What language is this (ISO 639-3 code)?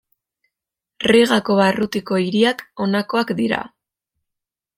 eus